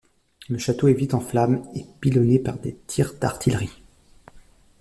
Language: French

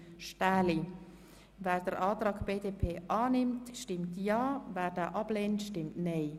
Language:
Swiss German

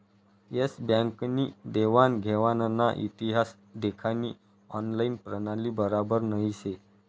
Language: Marathi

